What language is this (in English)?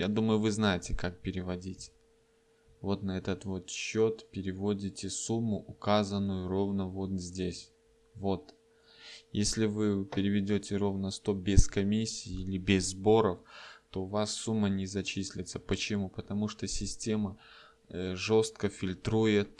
Russian